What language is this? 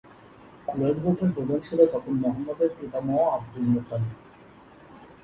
Bangla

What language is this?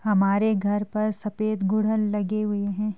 Hindi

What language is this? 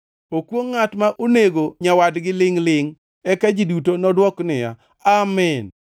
Luo (Kenya and Tanzania)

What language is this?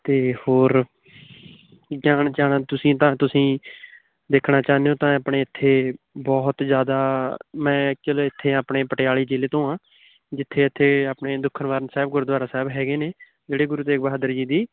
Punjabi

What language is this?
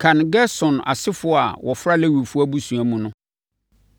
Akan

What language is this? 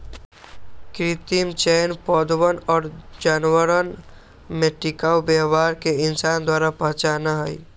Magahi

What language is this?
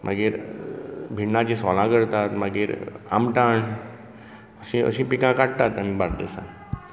Konkani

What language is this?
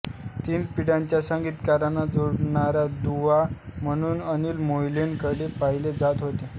Marathi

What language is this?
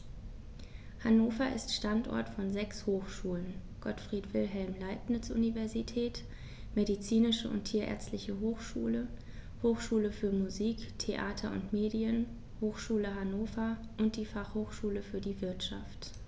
German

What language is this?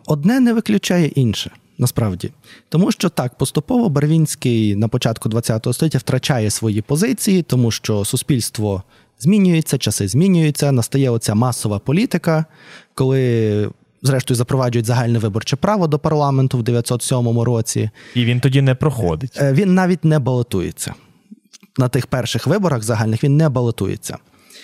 Ukrainian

